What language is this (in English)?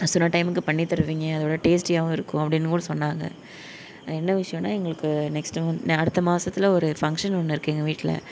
Tamil